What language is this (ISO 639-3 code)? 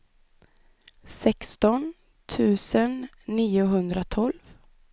swe